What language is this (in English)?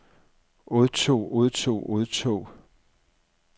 Danish